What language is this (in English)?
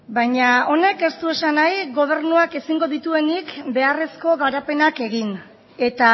Basque